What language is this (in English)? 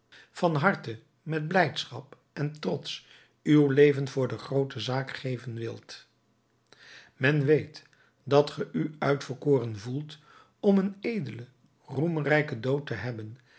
Dutch